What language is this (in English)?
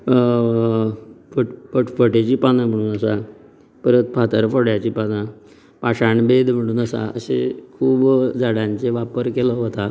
Konkani